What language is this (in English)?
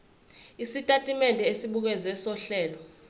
Zulu